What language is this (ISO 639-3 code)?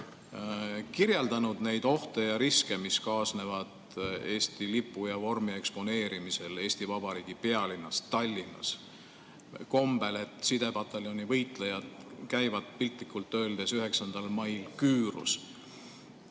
est